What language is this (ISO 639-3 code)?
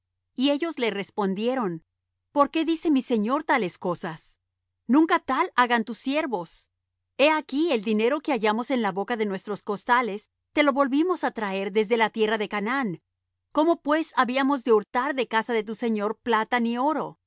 spa